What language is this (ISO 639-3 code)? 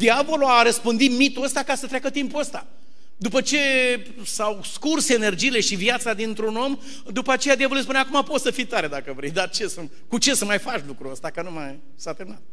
ron